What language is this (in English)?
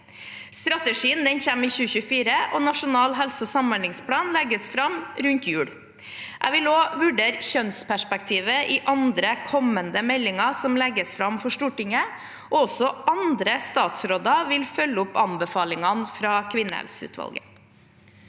Norwegian